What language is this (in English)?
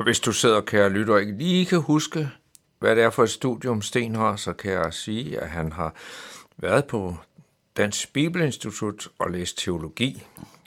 Danish